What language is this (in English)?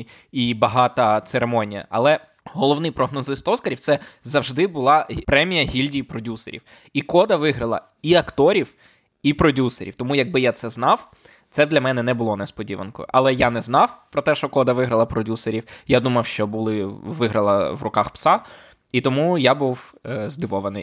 Ukrainian